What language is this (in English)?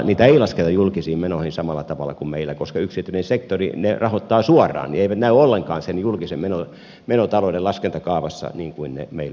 Finnish